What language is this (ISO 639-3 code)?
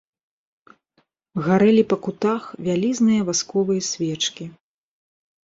bel